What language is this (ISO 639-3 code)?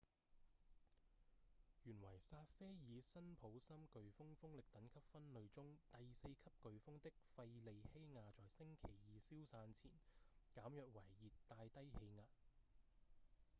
yue